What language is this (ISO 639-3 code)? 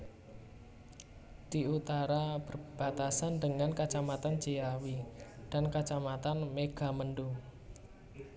jav